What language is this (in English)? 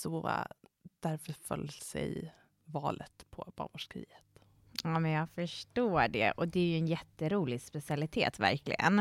Swedish